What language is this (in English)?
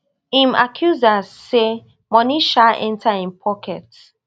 Nigerian Pidgin